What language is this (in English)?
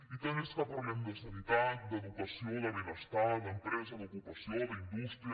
Catalan